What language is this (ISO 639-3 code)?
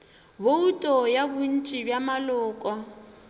nso